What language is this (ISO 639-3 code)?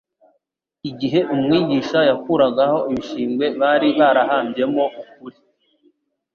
kin